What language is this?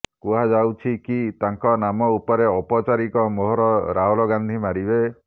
Odia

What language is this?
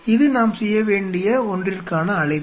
Tamil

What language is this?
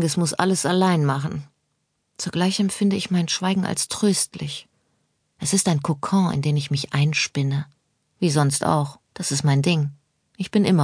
German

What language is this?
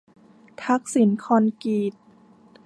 Thai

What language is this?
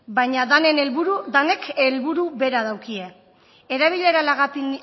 Basque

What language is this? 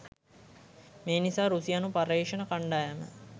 Sinhala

